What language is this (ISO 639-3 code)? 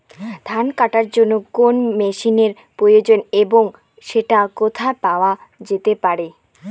ben